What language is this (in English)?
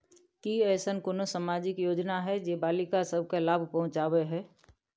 Maithili